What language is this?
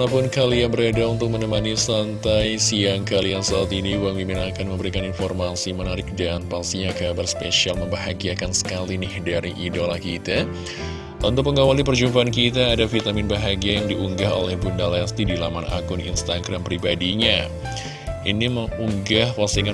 Indonesian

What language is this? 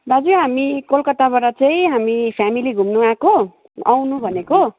Nepali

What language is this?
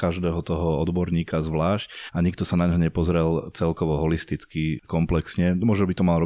Slovak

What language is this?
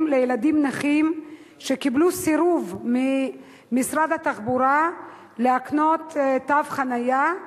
Hebrew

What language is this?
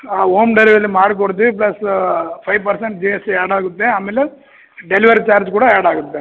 Kannada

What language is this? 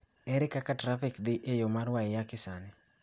Luo (Kenya and Tanzania)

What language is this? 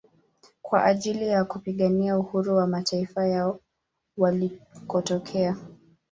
Swahili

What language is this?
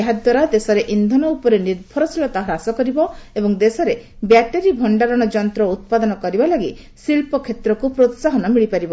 Odia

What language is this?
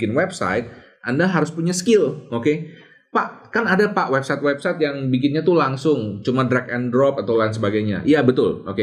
Indonesian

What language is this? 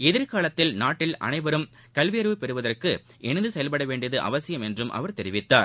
Tamil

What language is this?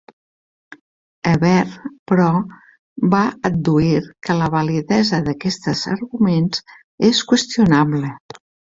Catalan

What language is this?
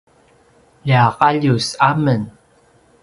Paiwan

